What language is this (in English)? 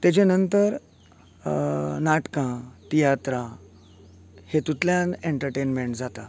Konkani